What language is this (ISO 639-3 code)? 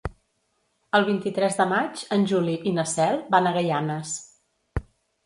cat